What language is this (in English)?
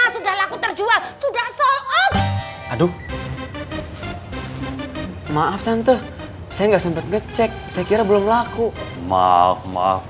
Indonesian